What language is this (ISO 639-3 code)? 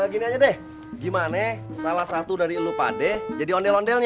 ind